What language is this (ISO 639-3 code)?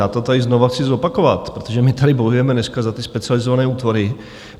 ces